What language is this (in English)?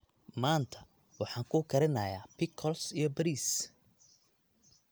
Somali